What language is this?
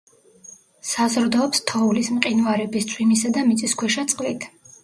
Georgian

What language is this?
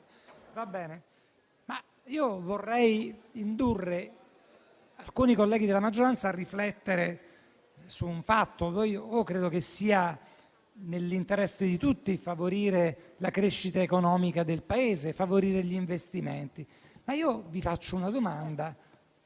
Italian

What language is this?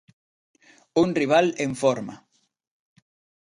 Galician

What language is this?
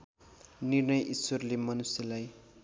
Nepali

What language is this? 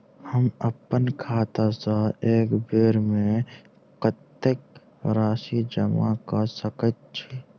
Maithili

